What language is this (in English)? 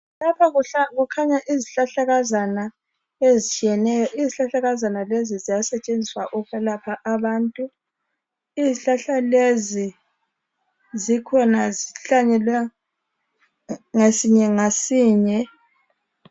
North Ndebele